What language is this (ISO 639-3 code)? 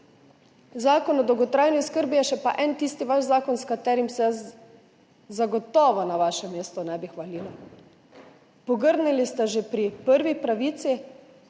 slv